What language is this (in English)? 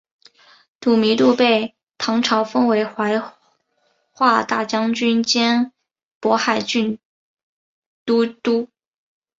Chinese